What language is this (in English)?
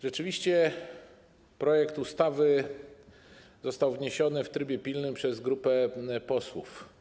Polish